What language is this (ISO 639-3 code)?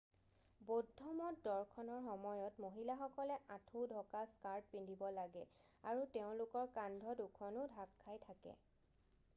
asm